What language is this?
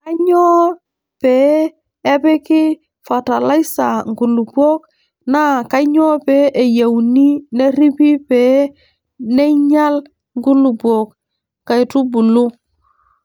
Masai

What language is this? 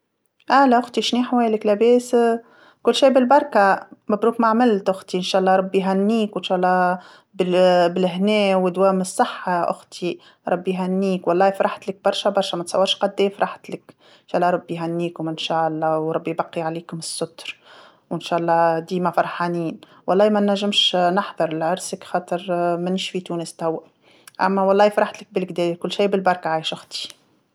Tunisian Arabic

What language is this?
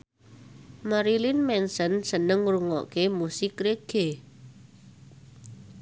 Javanese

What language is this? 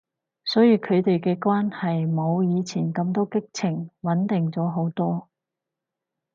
Cantonese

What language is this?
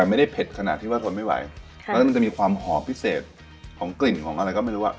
Thai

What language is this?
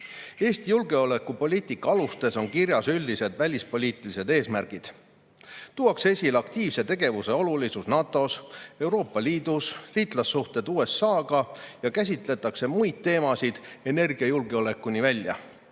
Estonian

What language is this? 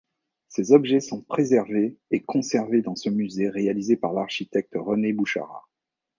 French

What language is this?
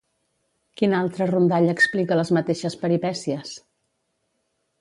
Catalan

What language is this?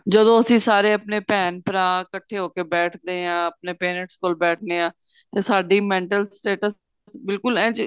Punjabi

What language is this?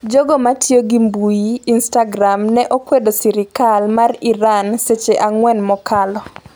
Luo (Kenya and Tanzania)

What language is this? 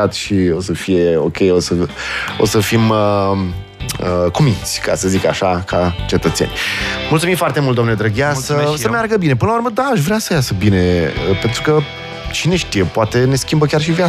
Romanian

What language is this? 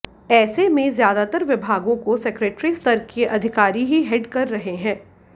Hindi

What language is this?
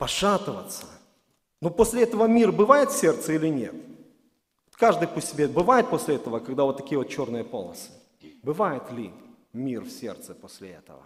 Russian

